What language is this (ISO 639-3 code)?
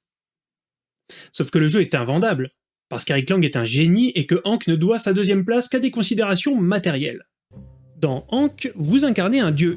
fra